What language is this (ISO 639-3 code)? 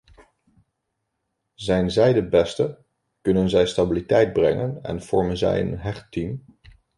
nld